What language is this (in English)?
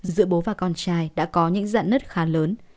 Vietnamese